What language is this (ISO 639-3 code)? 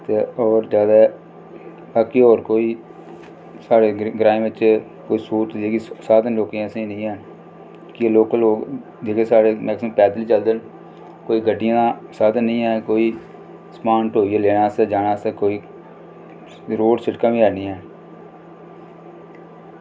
doi